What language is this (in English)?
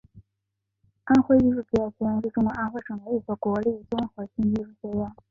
Chinese